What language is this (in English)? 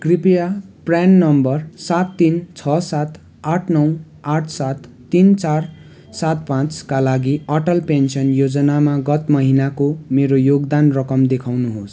Nepali